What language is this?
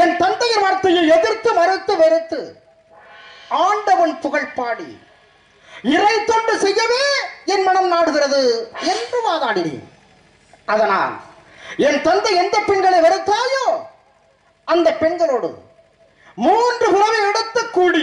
Tamil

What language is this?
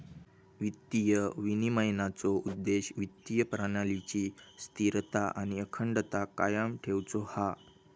Marathi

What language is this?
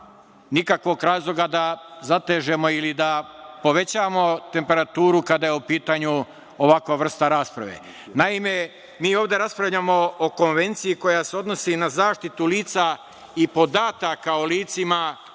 Serbian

